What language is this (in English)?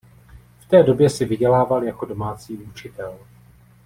Czech